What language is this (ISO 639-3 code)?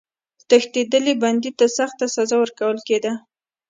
pus